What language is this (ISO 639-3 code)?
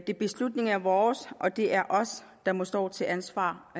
dan